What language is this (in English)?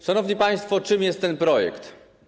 Polish